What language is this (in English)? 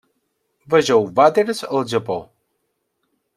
Catalan